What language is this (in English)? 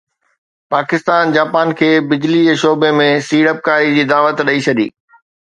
Sindhi